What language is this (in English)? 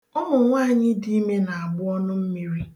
Igbo